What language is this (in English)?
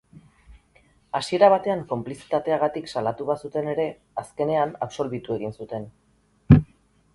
Basque